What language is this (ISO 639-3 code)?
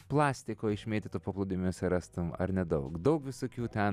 lit